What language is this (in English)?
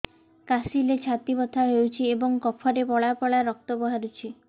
Odia